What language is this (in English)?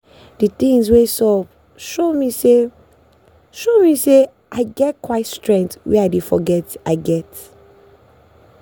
Nigerian Pidgin